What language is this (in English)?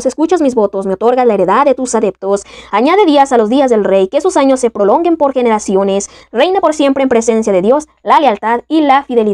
Spanish